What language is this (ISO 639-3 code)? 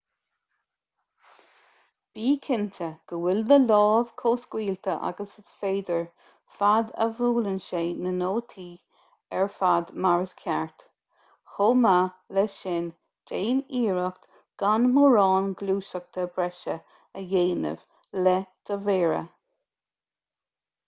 gle